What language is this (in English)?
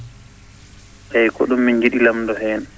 Fula